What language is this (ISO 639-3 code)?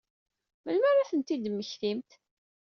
kab